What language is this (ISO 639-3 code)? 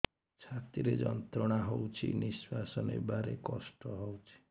ori